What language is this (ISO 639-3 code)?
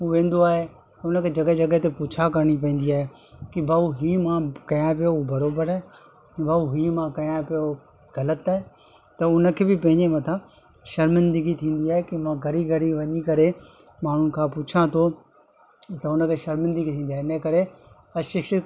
snd